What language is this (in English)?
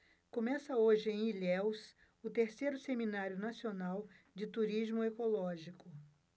Portuguese